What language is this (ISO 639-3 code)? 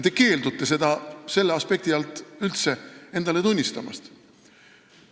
est